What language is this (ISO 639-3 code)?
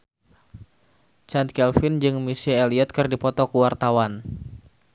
sun